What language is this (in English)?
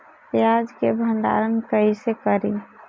Bhojpuri